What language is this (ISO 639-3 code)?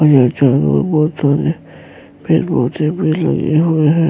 urd